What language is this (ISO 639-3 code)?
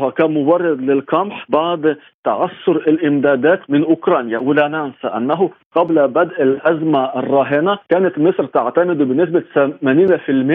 ara